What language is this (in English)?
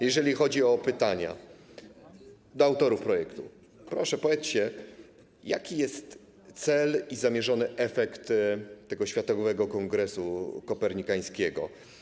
Polish